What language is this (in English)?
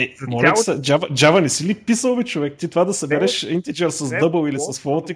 Bulgarian